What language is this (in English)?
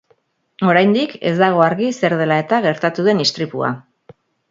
Basque